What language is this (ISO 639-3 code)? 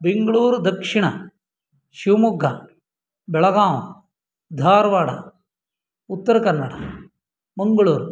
san